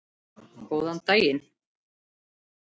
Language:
Icelandic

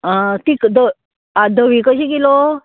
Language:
Konkani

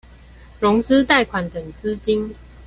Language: Chinese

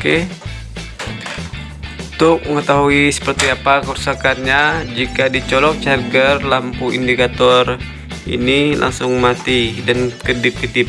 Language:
Indonesian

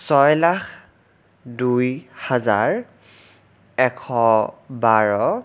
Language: Assamese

